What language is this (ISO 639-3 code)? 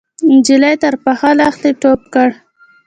pus